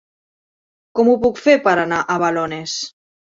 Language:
Catalan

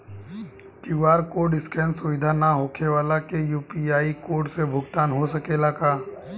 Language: Bhojpuri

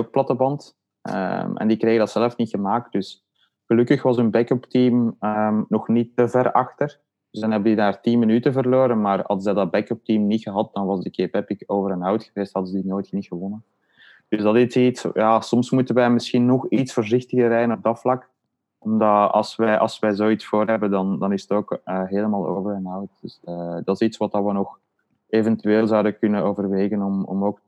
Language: Dutch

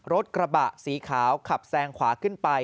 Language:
Thai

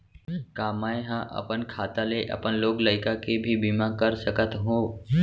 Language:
Chhattisgarhi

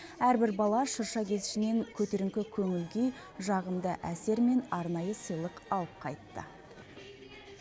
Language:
Kazakh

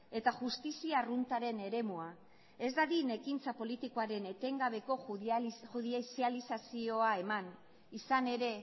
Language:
Basque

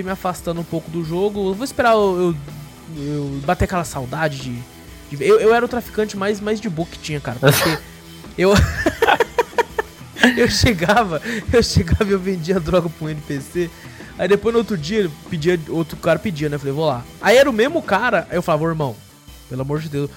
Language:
Portuguese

